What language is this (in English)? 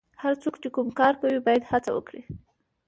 Pashto